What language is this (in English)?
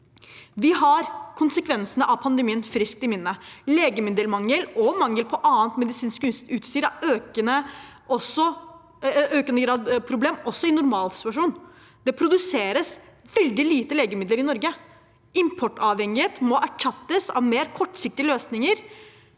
Norwegian